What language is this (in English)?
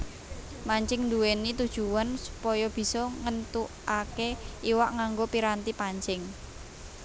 Javanese